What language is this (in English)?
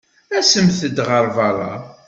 Kabyle